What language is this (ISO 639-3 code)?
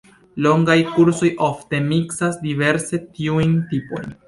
epo